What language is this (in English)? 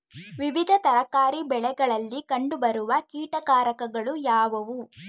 Kannada